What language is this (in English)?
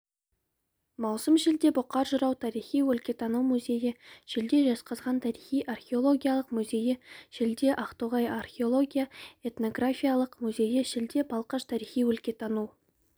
Kazakh